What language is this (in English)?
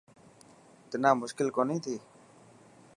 Dhatki